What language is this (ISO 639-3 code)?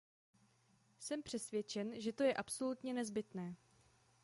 ces